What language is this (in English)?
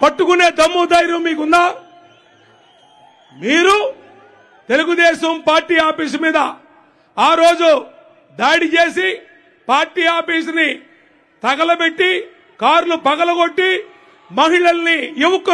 Hindi